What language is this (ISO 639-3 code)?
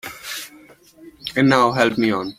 eng